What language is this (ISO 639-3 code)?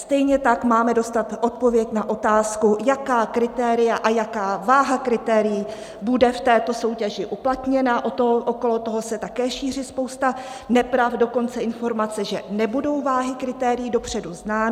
ces